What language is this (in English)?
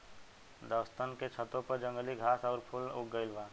Bhojpuri